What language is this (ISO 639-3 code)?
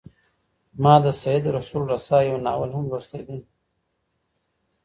pus